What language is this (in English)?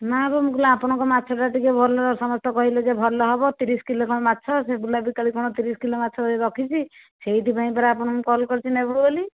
Odia